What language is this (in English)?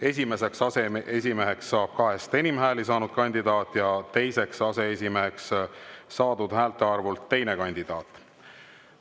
Estonian